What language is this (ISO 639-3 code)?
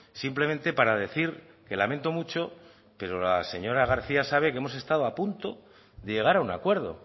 spa